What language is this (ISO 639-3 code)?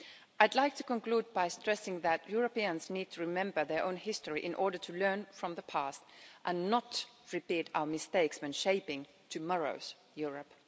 eng